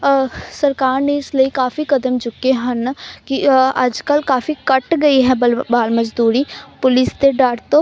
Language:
Punjabi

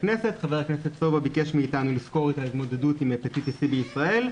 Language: Hebrew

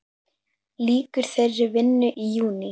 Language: Icelandic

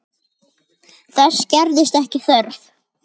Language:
Icelandic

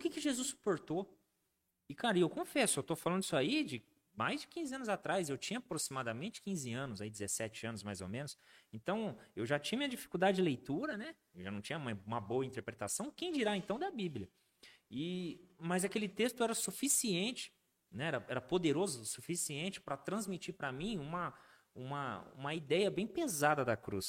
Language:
Portuguese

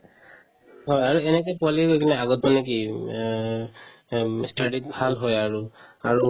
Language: Assamese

